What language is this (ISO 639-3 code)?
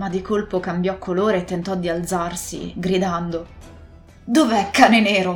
ita